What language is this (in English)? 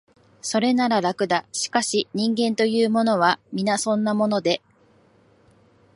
Japanese